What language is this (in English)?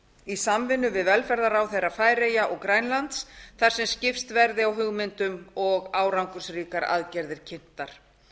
Icelandic